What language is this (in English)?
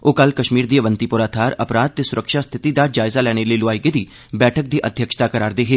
Dogri